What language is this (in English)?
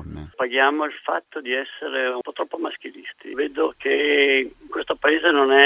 Italian